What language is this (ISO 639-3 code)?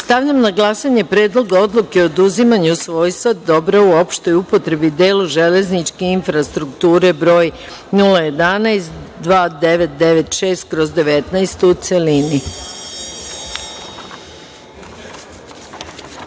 srp